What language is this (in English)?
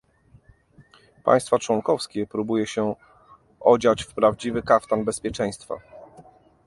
Polish